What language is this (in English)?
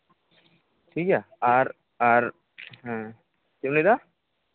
Santali